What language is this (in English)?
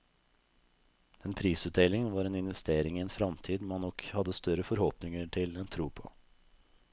Norwegian